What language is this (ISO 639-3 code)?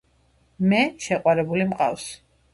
kat